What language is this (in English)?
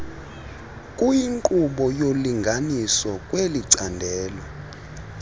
Xhosa